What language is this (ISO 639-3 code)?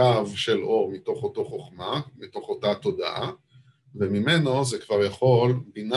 heb